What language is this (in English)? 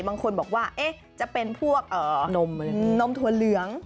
Thai